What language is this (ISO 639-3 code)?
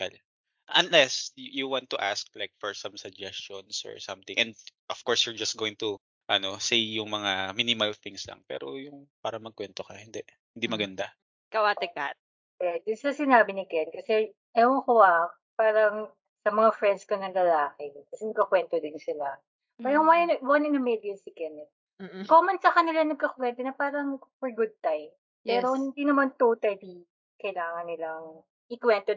fil